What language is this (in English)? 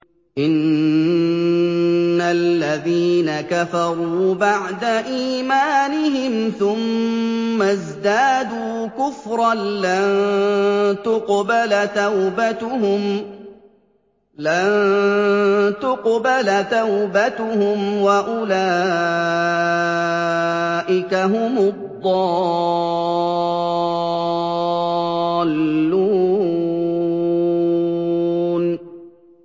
Arabic